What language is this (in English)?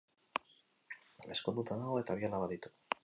Basque